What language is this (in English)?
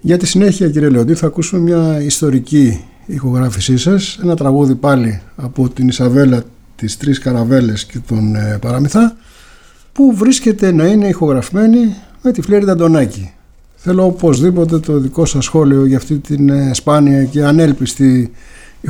Greek